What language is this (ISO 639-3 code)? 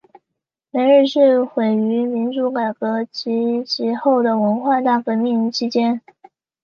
zho